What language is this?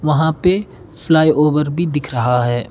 Hindi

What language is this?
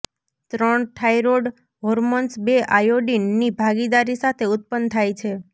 Gujarati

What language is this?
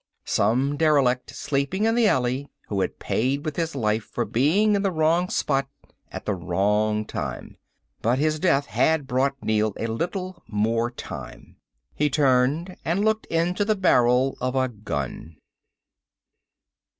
English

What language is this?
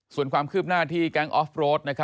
Thai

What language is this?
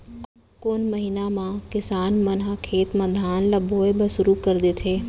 Chhattisgarhi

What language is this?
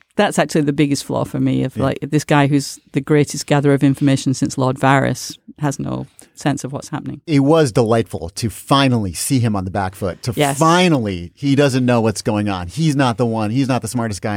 English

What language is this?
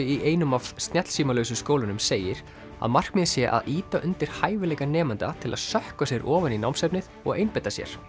Icelandic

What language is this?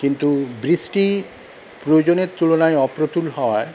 Bangla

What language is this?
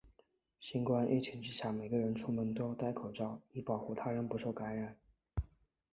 Chinese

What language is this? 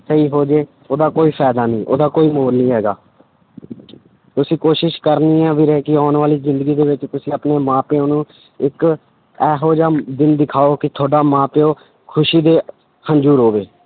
Punjabi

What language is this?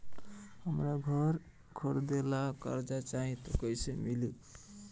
Bhojpuri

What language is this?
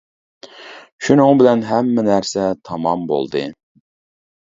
Uyghur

